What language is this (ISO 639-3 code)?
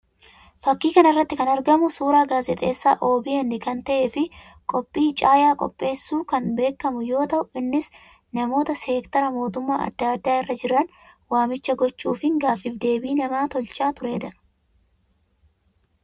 orm